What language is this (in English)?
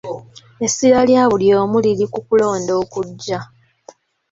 Ganda